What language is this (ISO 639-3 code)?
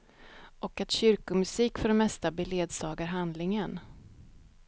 swe